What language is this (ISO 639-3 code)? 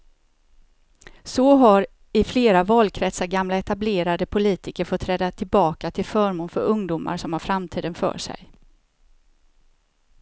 swe